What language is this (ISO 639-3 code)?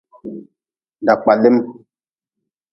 nmz